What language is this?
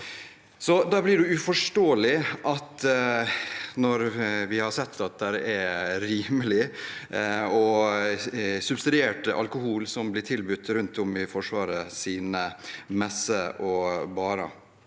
Norwegian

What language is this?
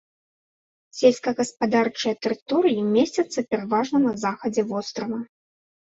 Belarusian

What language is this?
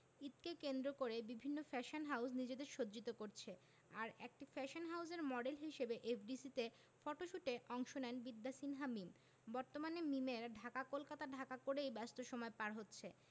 Bangla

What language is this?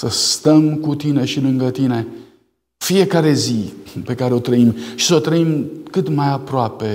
Romanian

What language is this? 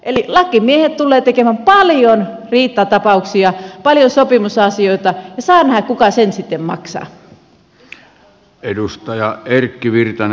Finnish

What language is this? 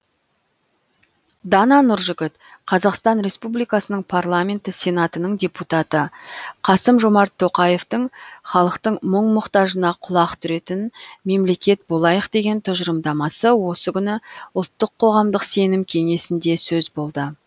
Kazakh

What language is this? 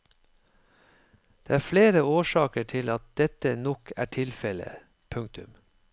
Norwegian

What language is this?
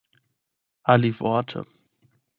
Esperanto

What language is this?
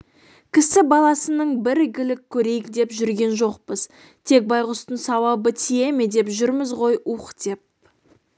Kazakh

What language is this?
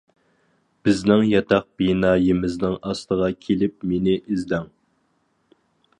Uyghur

